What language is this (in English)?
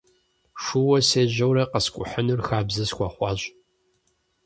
Kabardian